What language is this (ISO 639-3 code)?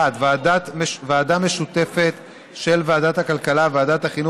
heb